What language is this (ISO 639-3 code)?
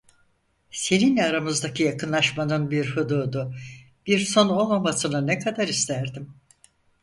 tur